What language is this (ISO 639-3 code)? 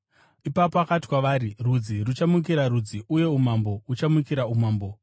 sna